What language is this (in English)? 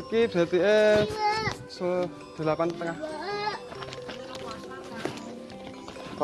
Indonesian